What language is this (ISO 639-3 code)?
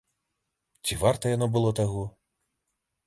bel